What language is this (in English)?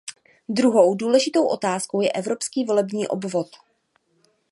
Czech